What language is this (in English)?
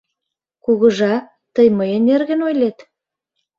Mari